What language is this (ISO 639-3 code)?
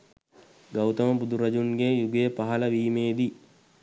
sin